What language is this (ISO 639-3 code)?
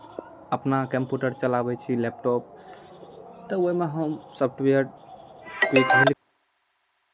mai